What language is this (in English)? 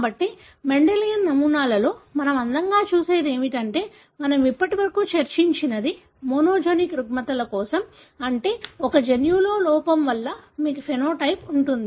Telugu